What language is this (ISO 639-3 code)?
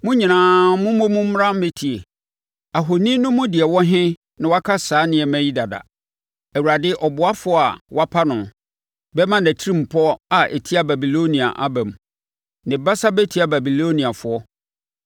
aka